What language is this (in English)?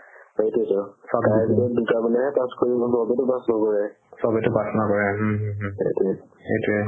Assamese